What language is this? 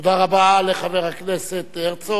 Hebrew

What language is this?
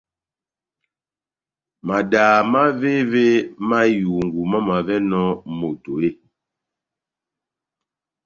Batanga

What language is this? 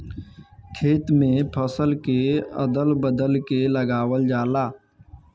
Bhojpuri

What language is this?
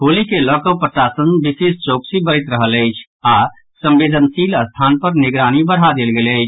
Maithili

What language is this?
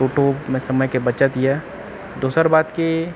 Maithili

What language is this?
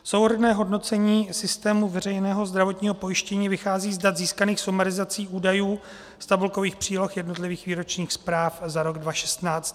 Czech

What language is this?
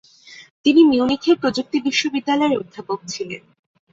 Bangla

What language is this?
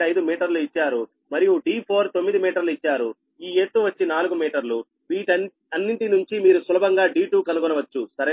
Telugu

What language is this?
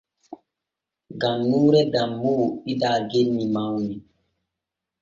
Borgu Fulfulde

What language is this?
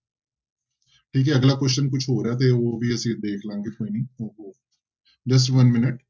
Punjabi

